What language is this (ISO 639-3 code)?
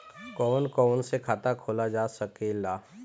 bho